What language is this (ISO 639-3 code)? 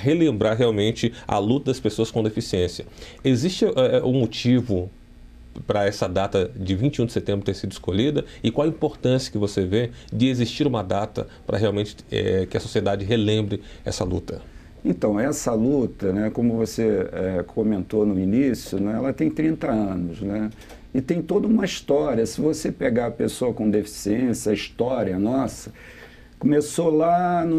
por